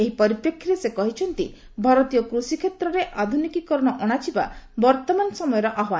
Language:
Odia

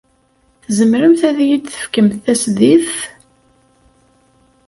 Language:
Kabyle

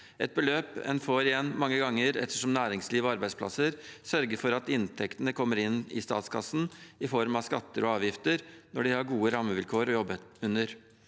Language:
Norwegian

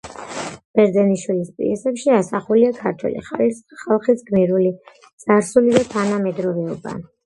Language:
Georgian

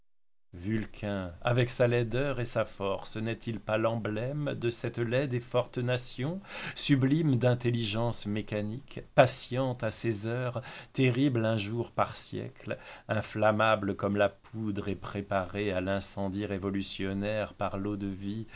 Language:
French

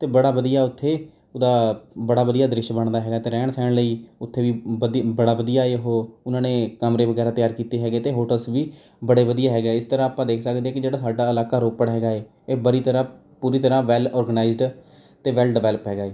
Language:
Punjabi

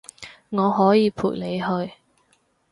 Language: Cantonese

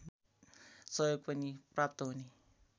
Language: Nepali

